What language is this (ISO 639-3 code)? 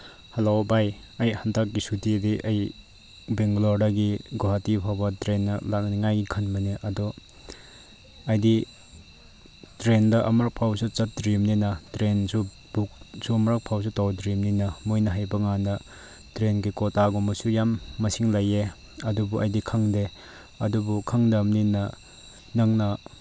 mni